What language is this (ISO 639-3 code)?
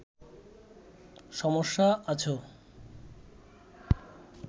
ben